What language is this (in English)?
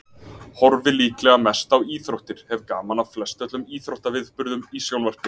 Icelandic